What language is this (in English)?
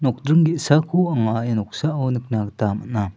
Garo